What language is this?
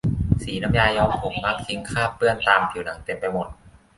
Thai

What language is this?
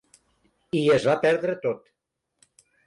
Catalan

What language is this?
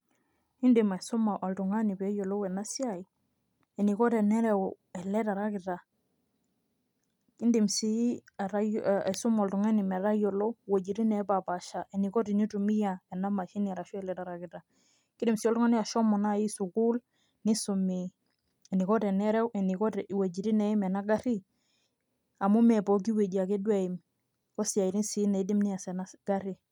Masai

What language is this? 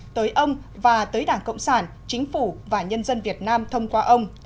Vietnamese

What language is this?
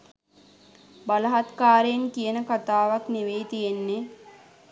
Sinhala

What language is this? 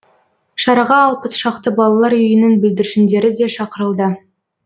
Kazakh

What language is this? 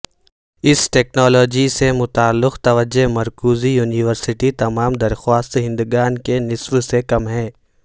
Urdu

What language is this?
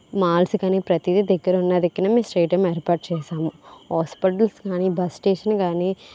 Telugu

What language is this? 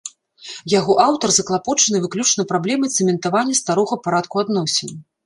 Belarusian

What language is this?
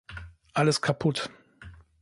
German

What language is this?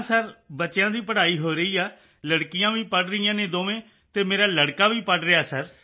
Punjabi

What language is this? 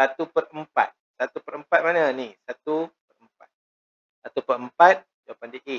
Malay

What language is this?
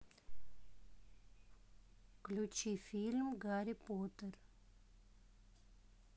Russian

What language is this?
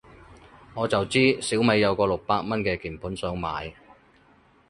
Cantonese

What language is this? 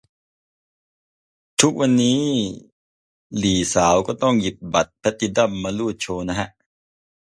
Thai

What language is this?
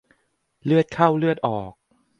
Thai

